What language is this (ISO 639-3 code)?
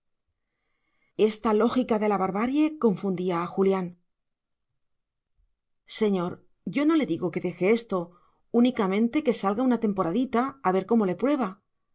spa